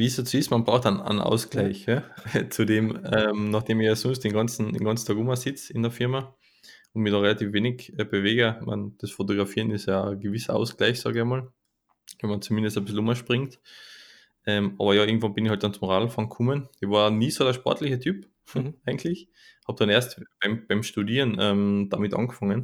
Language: German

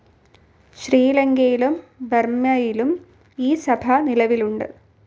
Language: Malayalam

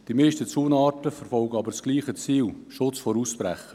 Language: Swiss German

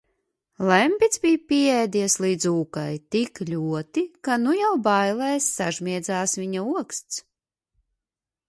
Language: Latvian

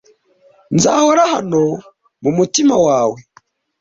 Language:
Kinyarwanda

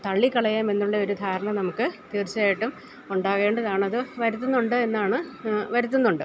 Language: Malayalam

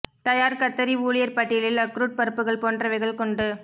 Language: Tamil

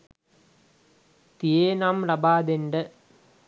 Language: Sinhala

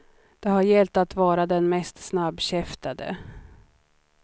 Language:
Swedish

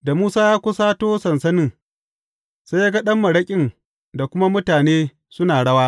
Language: Hausa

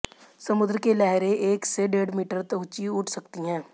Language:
Hindi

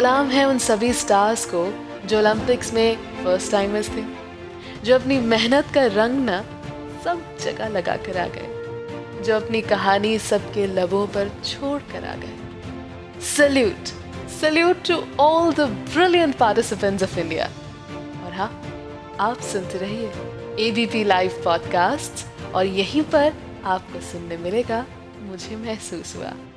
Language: Hindi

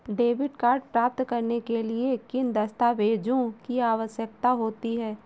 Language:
Hindi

